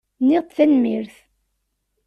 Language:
Kabyle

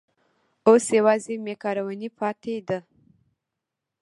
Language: Pashto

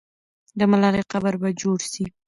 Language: Pashto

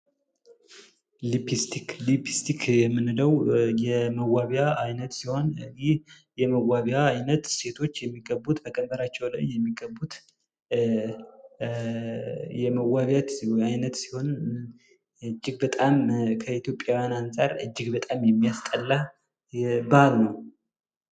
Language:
Amharic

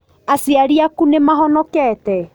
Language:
Kikuyu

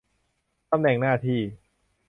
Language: Thai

